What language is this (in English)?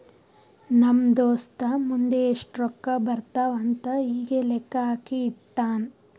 Kannada